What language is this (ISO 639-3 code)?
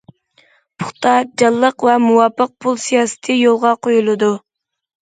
uig